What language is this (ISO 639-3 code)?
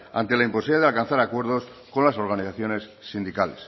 spa